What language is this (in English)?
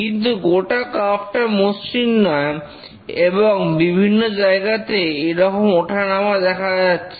Bangla